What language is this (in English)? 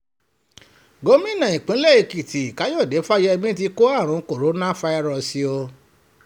Yoruba